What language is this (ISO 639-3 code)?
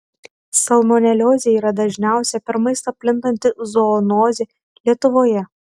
lit